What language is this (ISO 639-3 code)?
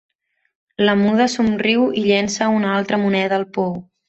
cat